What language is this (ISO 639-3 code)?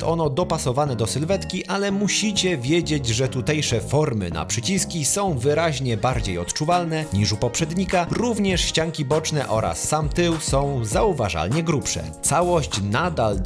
pol